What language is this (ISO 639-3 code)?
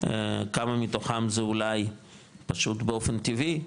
heb